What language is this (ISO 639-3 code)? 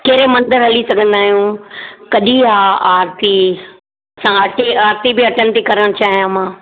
snd